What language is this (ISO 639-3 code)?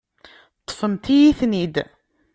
kab